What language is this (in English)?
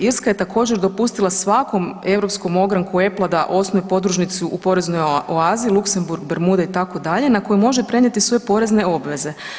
Croatian